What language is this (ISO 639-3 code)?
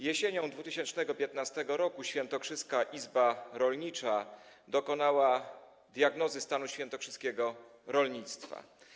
pol